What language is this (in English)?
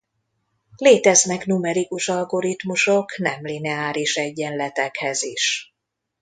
Hungarian